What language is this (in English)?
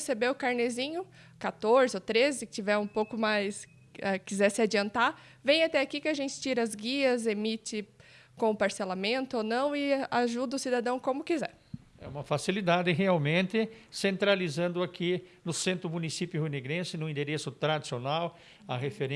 Portuguese